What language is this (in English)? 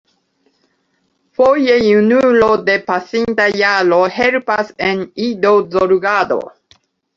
Esperanto